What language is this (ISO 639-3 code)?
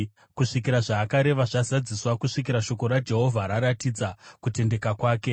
sna